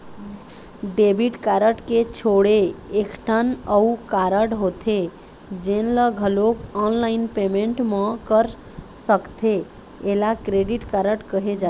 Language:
Chhattisgarhi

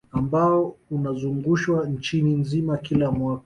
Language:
Swahili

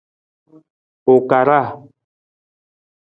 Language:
Nawdm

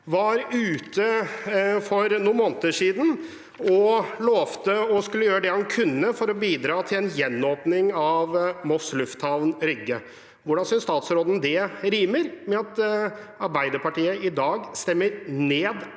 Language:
Norwegian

